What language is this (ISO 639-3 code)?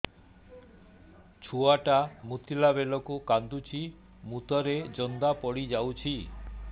ori